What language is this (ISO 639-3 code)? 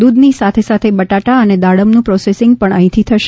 guj